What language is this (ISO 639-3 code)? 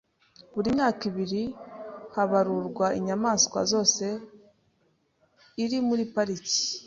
kin